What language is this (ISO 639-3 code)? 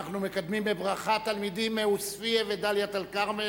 heb